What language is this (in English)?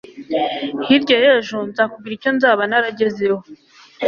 Kinyarwanda